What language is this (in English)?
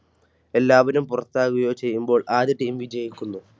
Malayalam